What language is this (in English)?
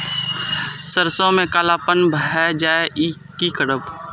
Maithili